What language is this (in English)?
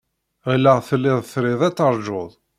Kabyle